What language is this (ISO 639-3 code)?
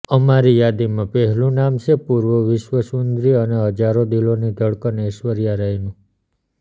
guj